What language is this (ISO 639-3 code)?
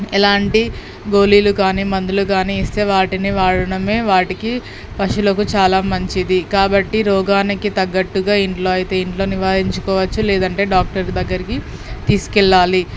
tel